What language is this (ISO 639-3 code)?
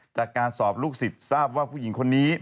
tha